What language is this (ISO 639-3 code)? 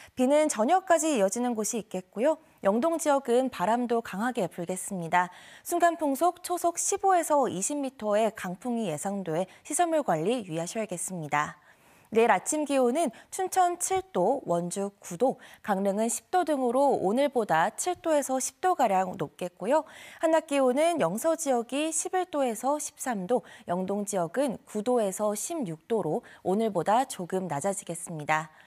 kor